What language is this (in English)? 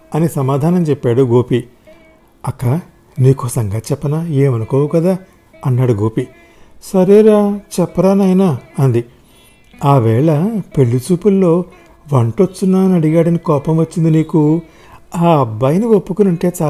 Telugu